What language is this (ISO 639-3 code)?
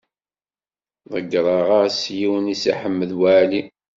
kab